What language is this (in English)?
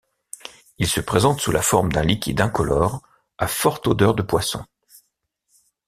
French